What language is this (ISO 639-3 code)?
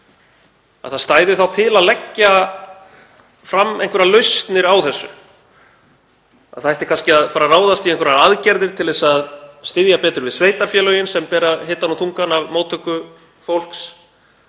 isl